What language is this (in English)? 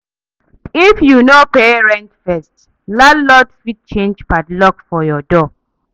Nigerian Pidgin